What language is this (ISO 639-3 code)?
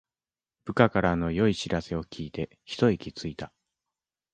jpn